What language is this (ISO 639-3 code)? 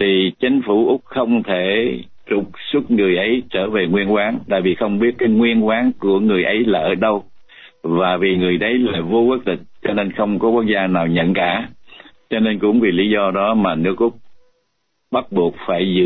vie